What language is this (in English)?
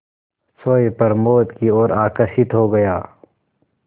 Hindi